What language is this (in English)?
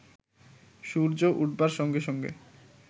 Bangla